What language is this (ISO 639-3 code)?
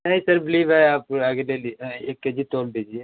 hin